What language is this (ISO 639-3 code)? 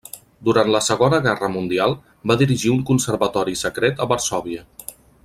cat